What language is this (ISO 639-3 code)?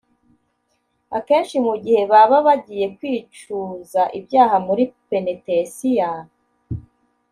kin